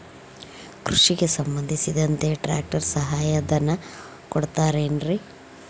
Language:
Kannada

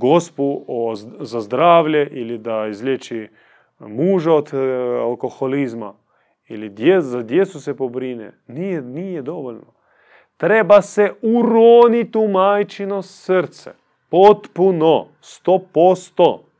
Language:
Croatian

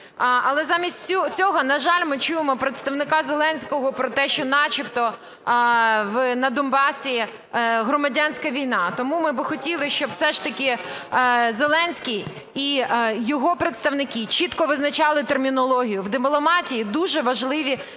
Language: Ukrainian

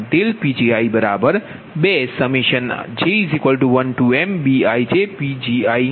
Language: Gujarati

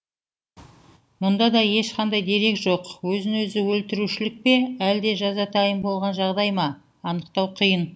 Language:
Kazakh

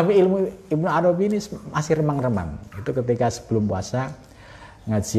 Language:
Indonesian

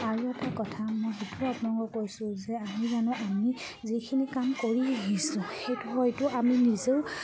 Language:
Assamese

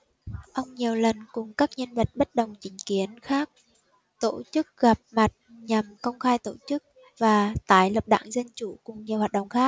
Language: Vietnamese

